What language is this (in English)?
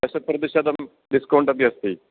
Sanskrit